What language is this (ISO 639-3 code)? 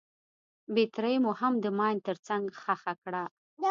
pus